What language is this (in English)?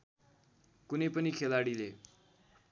Nepali